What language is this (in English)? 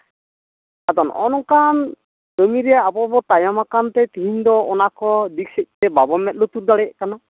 Santali